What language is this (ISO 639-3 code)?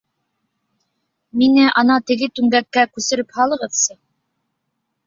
bak